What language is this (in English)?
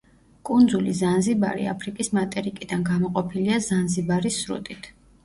Georgian